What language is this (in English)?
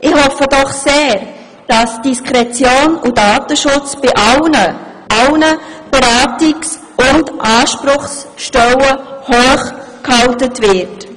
Swiss German